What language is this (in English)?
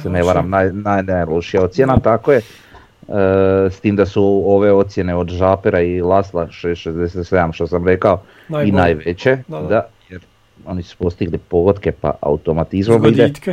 Croatian